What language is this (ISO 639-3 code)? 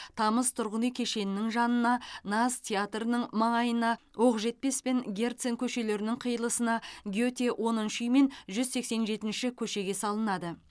kaz